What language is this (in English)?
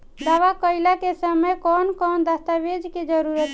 Bhojpuri